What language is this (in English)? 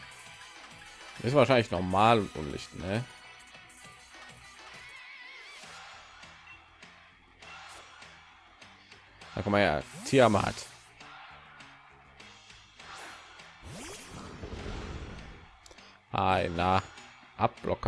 German